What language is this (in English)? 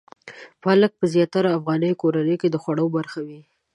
Pashto